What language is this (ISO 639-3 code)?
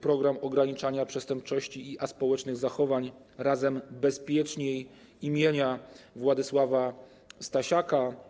pol